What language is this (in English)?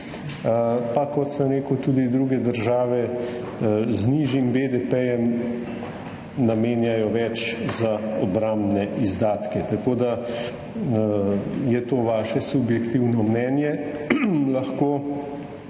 Slovenian